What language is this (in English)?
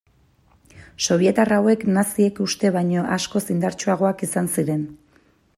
Basque